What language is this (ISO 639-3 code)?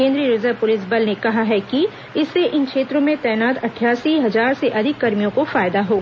hin